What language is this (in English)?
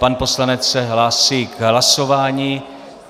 Czech